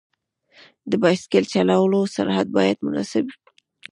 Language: Pashto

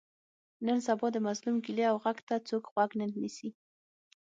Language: Pashto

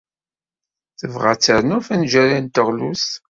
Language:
Kabyle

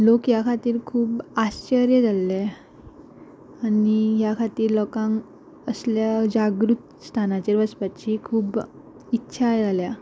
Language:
Konkani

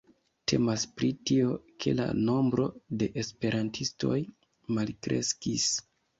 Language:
Esperanto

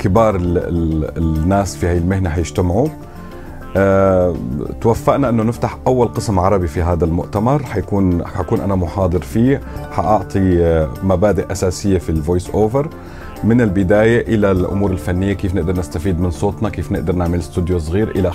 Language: Arabic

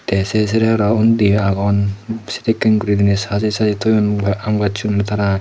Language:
Chakma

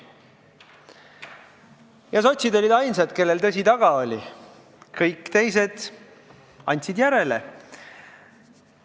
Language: Estonian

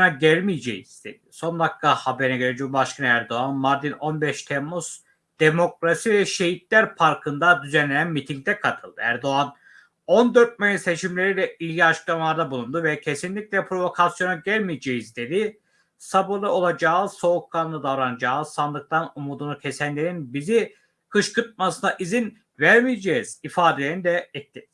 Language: Turkish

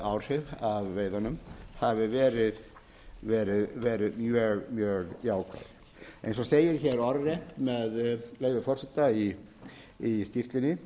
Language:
Icelandic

